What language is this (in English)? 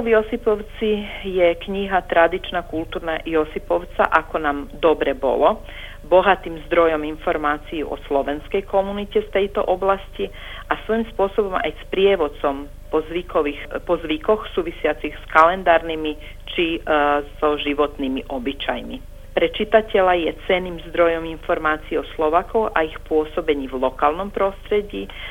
Croatian